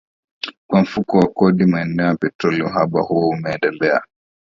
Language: Swahili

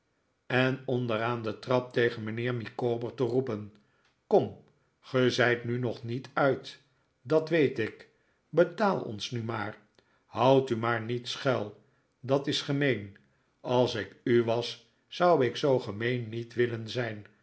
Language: Dutch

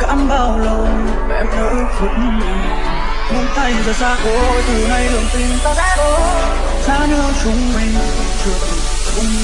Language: Vietnamese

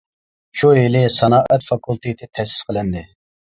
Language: Uyghur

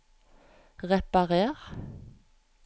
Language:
Norwegian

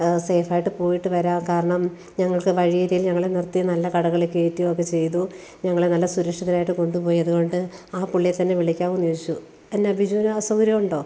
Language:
Malayalam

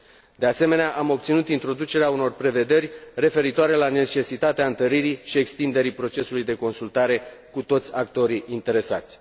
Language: Romanian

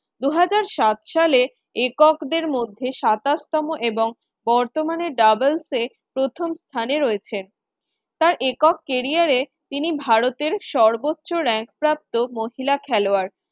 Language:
Bangla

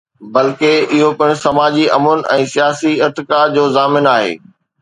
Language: Sindhi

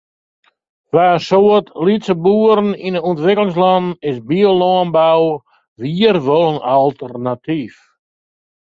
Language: Western Frisian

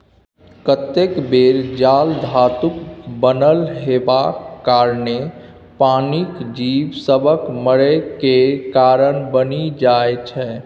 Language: Maithili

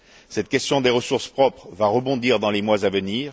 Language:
French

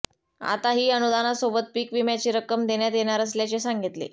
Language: Marathi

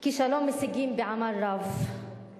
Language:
Hebrew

